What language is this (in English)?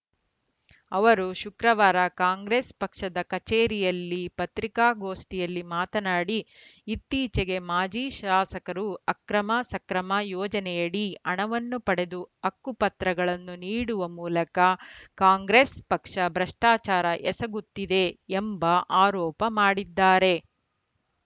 Kannada